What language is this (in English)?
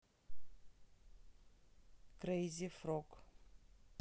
Russian